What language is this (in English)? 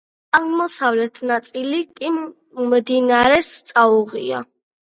Georgian